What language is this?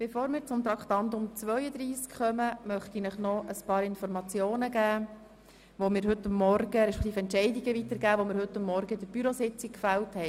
Swiss German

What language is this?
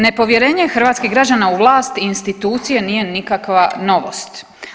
Croatian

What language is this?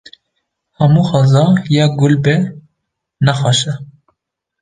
Kurdish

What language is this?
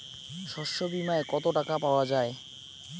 Bangla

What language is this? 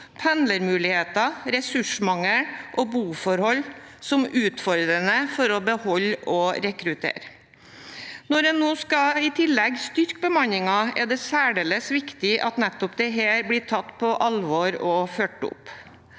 Norwegian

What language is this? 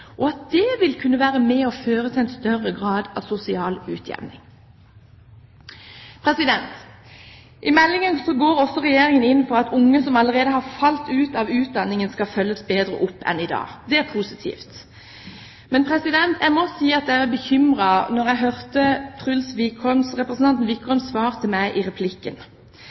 Norwegian Bokmål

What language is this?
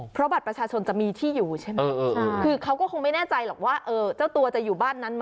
Thai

